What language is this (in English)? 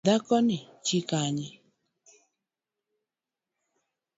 Luo (Kenya and Tanzania)